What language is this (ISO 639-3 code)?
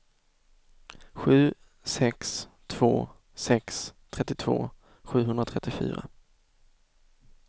swe